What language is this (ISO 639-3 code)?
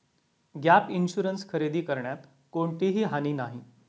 mar